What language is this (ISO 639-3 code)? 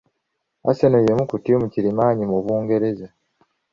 lug